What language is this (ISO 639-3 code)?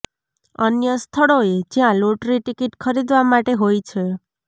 guj